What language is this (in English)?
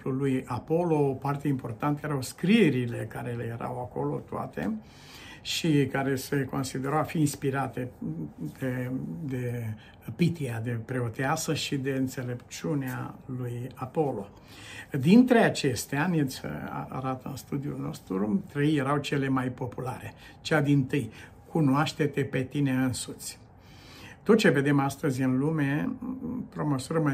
Romanian